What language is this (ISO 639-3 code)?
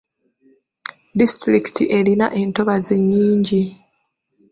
lug